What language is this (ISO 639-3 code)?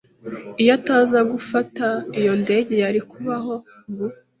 kin